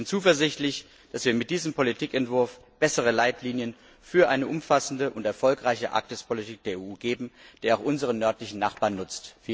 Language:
German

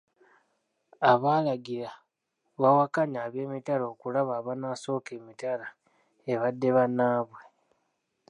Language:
Ganda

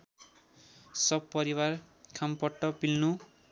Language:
Nepali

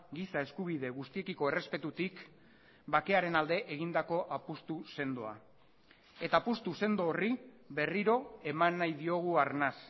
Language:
Basque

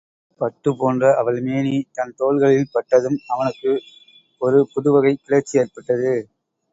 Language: Tamil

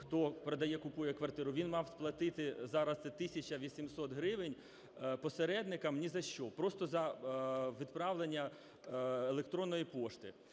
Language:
Ukrainian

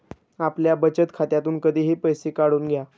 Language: Marathi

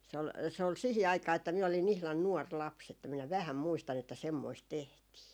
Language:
Finnish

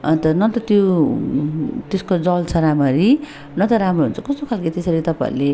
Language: Nepali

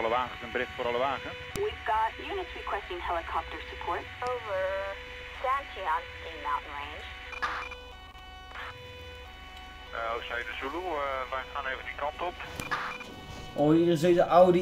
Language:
Dutch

